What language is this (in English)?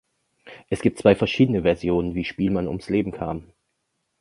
German